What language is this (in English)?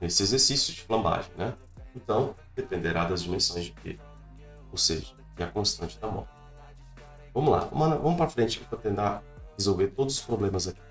Portuguese